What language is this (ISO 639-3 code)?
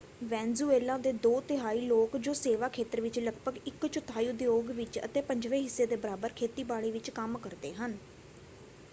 pan